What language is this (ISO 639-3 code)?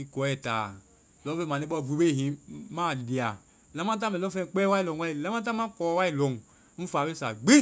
vai